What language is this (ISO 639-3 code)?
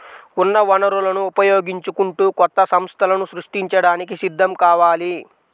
tel